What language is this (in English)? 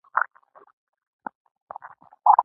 Pashto